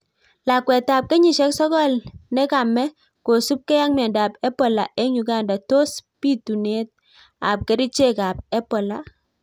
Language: Kalenjin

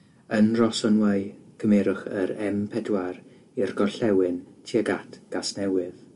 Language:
Welsh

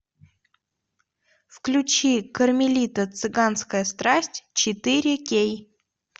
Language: Russian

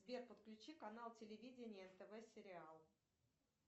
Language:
Russian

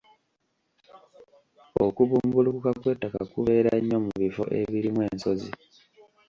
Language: Ganda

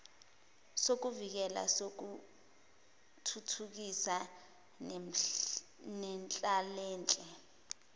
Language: Zulu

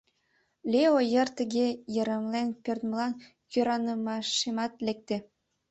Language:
Mari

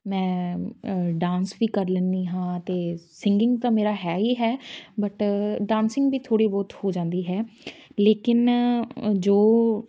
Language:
Punjabi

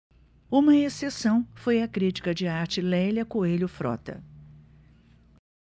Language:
Portuguese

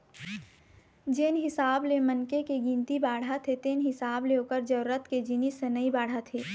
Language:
Chhattisgarhi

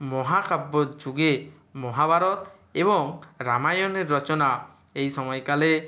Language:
Bangla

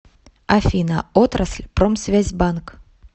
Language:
Russian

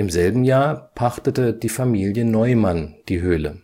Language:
German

